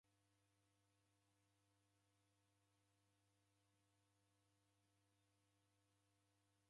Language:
Taita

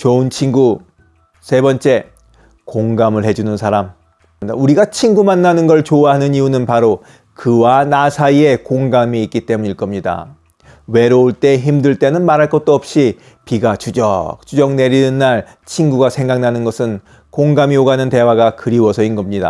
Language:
Korean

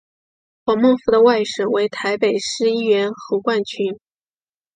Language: Chinese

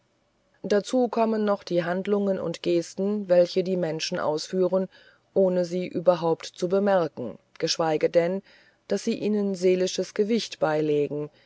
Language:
German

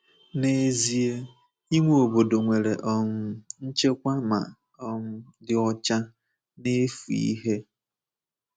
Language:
Igbo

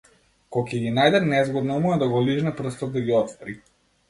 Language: Macedonian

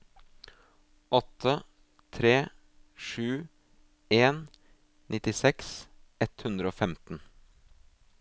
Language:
Norwegian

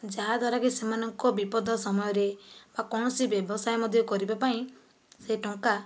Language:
Odia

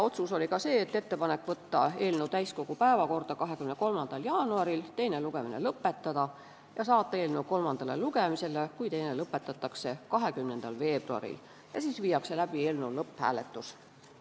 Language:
Estonian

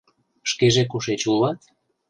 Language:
Mari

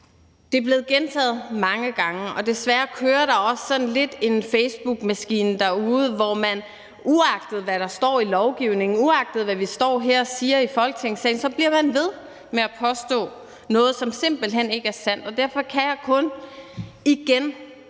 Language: Danish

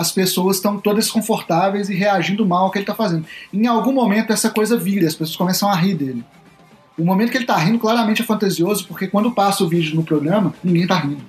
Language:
Portuguese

